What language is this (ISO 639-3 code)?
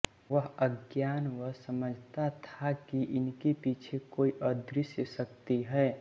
hin